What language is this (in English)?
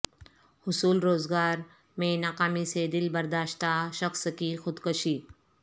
Urdu